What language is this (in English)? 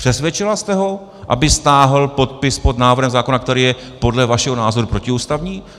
Czech